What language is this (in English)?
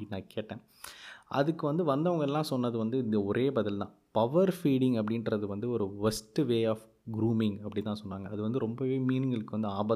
Tamil